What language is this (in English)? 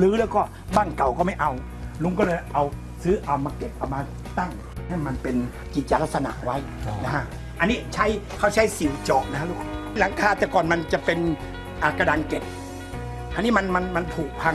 Thai